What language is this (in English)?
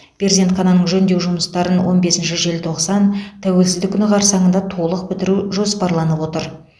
Kazakh